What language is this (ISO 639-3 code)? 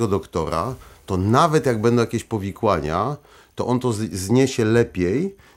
pol